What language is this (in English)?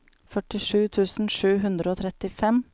Norwegian